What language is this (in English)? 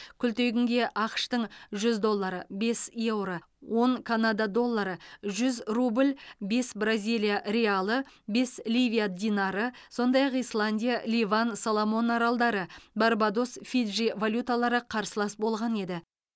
Kazakh